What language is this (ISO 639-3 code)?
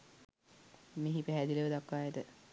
sin